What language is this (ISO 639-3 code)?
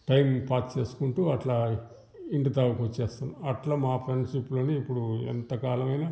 tel